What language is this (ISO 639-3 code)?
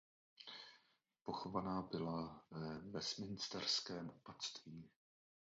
ces